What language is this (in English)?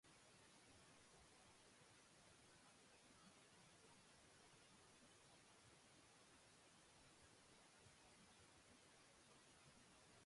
Basque